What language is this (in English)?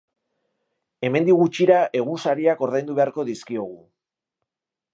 Basque